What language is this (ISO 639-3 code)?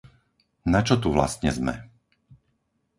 slk